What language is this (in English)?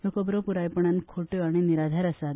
Konkani